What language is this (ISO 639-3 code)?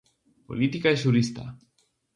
glg